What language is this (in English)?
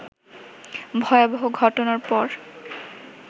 Bangla